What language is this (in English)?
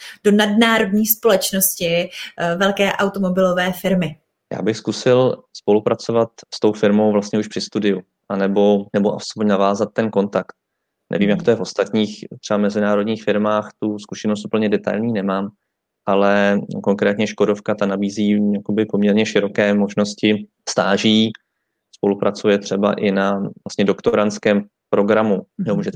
Czech